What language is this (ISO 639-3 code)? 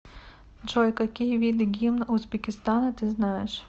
rus